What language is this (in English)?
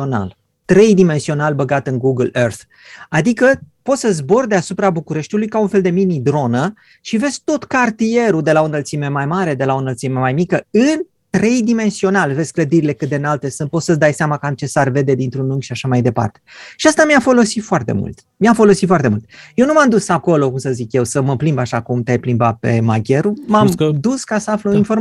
Romanian